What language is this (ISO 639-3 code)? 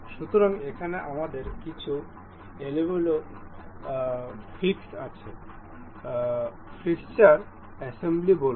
ben